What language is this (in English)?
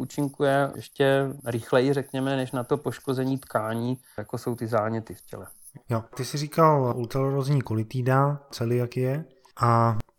Czech